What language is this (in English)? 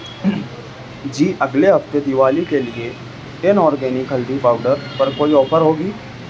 Urdu